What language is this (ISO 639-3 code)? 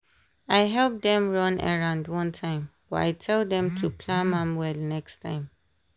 pcm